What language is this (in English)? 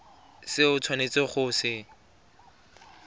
Tswana